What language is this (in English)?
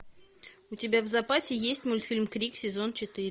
Russian